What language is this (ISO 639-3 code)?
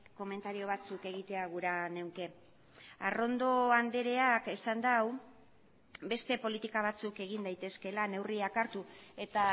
eus